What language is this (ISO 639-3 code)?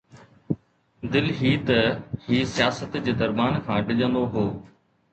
snd